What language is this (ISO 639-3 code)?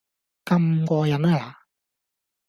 yue